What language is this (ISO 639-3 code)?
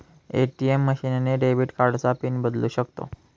mar